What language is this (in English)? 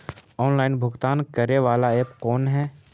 Magahi